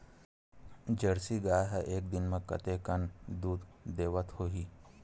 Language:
Chhattisgarhi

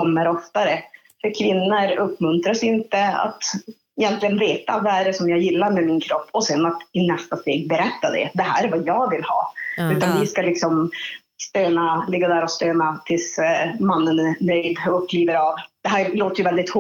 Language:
Swedish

